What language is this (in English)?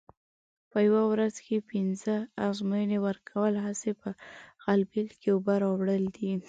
Pashto